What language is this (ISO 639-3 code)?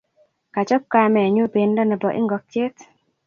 kln